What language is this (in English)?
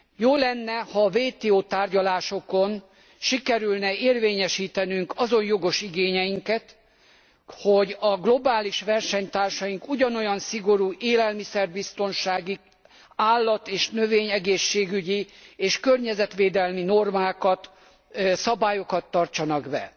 Hungarian